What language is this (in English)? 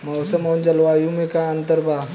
Bhojpuri